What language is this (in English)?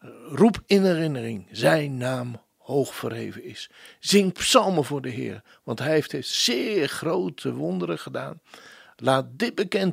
Dutch